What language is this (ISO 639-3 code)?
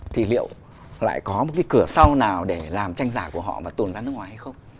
vie